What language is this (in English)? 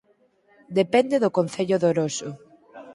Galician